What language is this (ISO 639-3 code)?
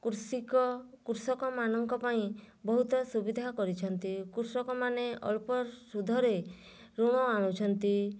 ori